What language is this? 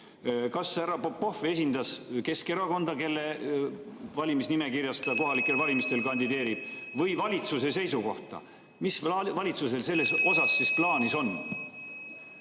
Estonian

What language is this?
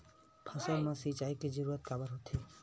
Chhattisgarhi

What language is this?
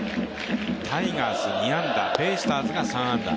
Japanese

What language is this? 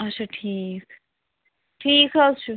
Kashmiri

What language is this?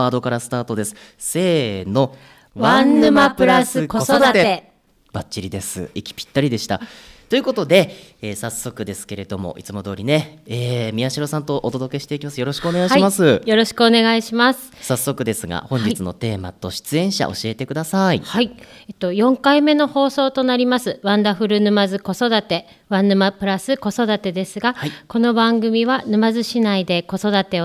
Japanese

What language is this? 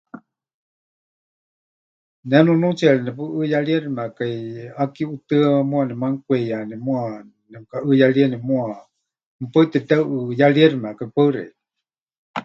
Huichol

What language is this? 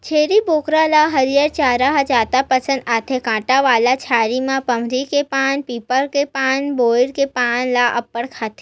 Chhattisgarhi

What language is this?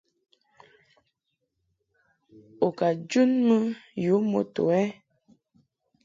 Mungaka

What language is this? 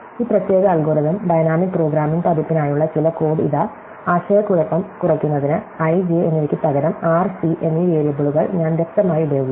Malayalam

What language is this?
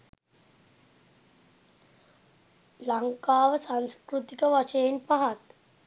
Sinhala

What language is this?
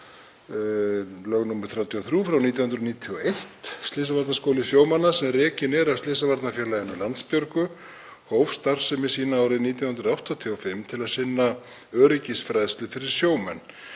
Icelandic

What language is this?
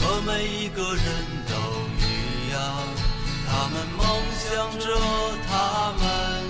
Chinese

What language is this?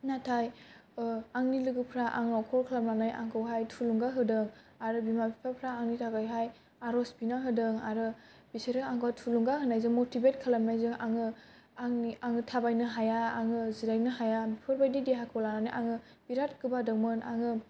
Bodo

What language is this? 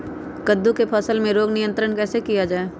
Magahi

